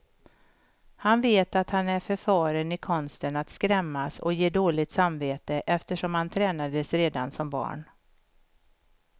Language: Swedish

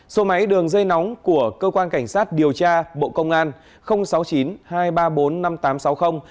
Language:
Vietnamese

